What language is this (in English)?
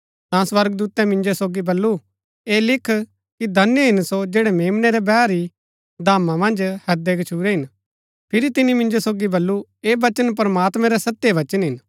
Gaddi